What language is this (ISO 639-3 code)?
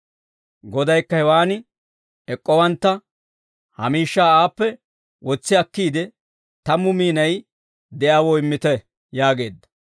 dwr